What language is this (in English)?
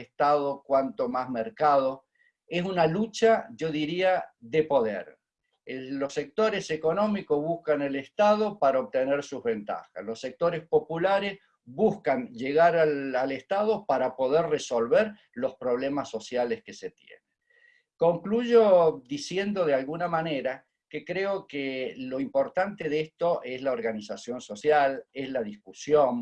Spanish